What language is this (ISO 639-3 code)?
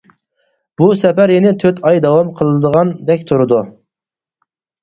uig